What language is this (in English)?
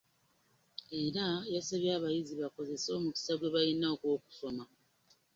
Ganda